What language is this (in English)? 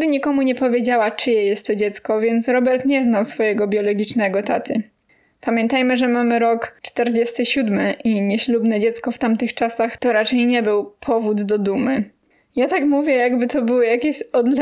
Polish